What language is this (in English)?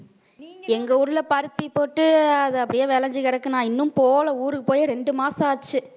Tamil